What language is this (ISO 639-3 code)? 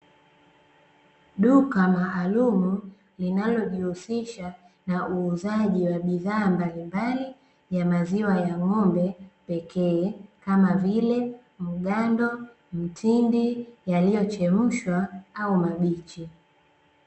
swa